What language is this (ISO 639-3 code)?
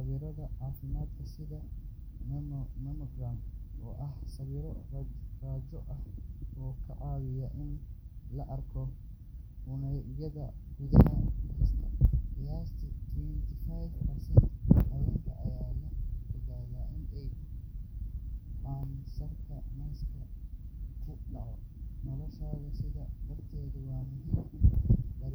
som